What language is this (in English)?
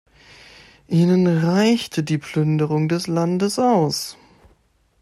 German